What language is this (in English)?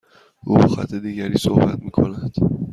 Persian